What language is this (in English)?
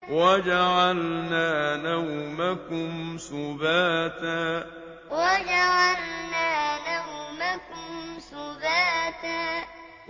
Arabic